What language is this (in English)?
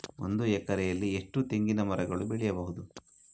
Kannada